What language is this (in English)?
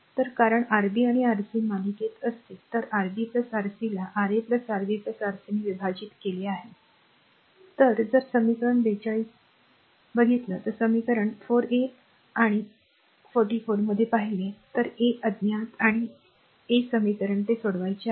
Marathi